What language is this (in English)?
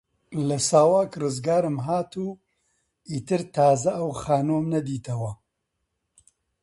Central Kurdish